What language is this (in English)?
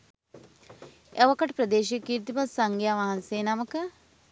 Sinhala